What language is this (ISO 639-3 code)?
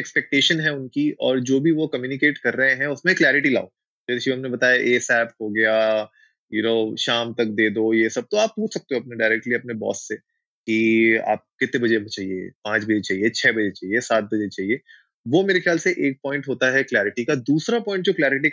hin